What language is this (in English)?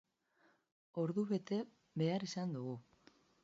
Basque